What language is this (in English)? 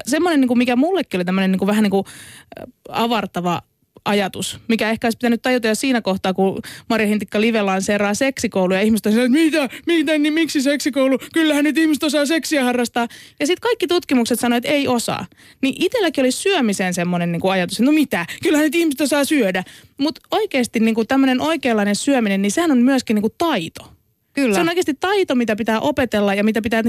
Finnish